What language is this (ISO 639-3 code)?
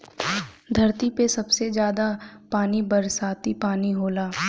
bho